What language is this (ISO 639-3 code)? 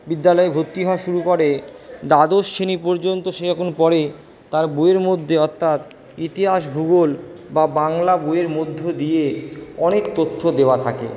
ben